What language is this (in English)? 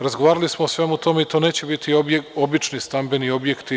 Serbian